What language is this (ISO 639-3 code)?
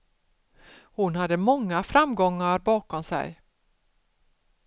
swe